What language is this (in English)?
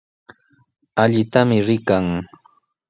Sihuas Ancash Quechua